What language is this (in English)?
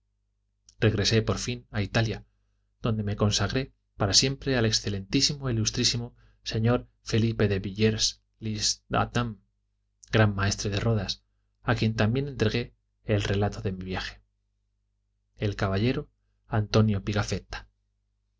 Spanish